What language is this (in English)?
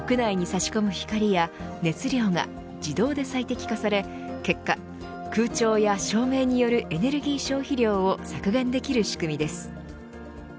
Japanese